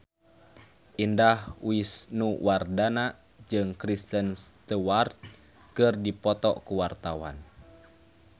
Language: Sundanese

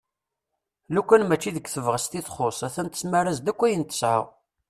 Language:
Kabyle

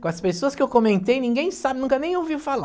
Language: Portuguese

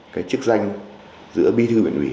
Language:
Vietnamese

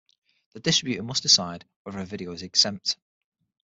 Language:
English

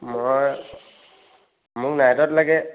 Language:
Assamese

